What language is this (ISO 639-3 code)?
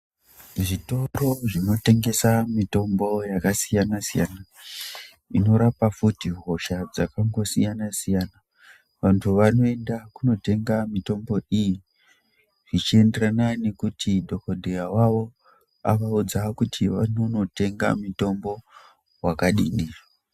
ndc